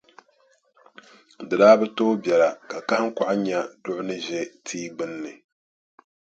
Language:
Dagbani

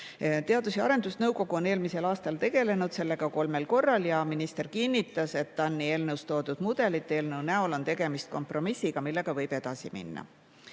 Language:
Estonian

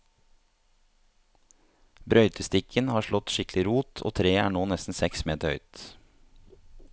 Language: Norwegian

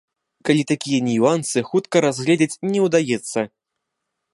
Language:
Belarusian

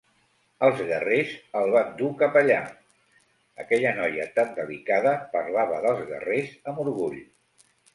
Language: Catalan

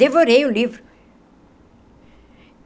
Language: Portuguese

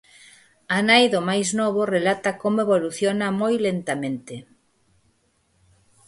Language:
Galician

